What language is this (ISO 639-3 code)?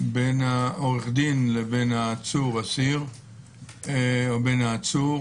heb